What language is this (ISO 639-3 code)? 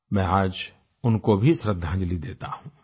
hin